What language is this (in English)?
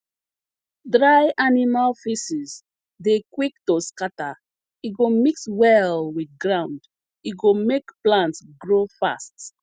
Nigerian Pidgin